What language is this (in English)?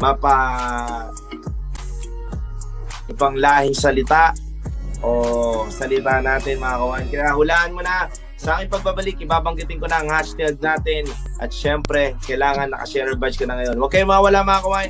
Filipino